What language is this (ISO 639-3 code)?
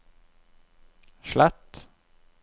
nor